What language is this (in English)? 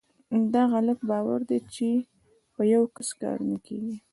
Pashto